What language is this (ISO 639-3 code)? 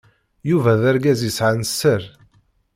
kab